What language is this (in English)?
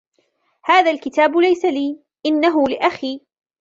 Arabic